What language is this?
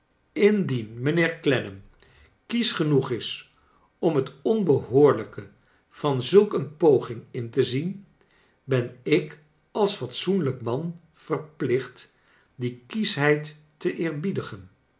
Dutch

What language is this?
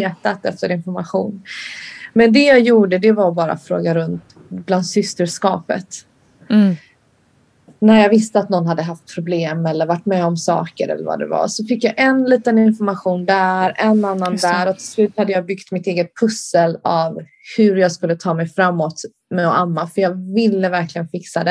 Swedish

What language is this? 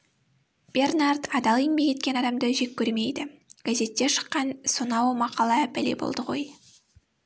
Kazakh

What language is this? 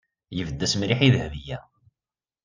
Kabyle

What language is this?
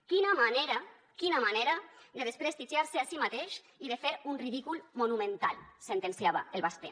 Catalan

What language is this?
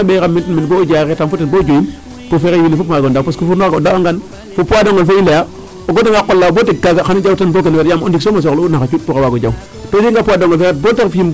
Serer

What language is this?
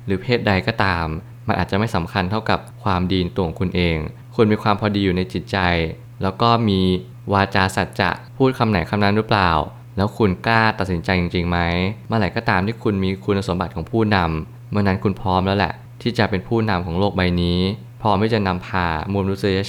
Thai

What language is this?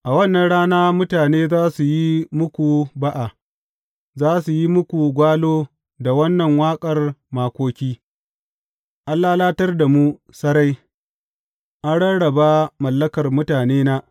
Hausa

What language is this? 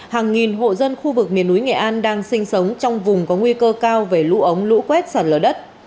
Vietnamese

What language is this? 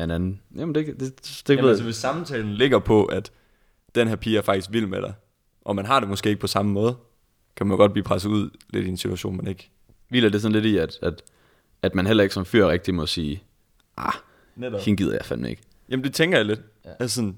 Danish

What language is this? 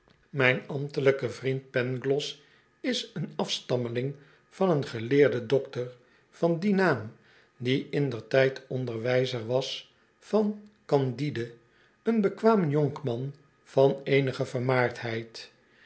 Dutch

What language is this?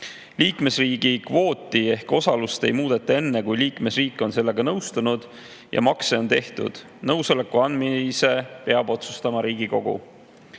Estonian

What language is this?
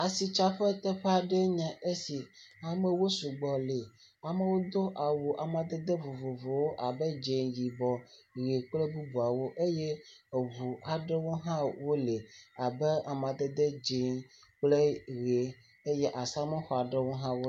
Ewe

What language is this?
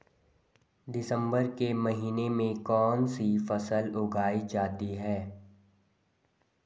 Hindi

